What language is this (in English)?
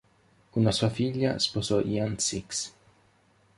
Italian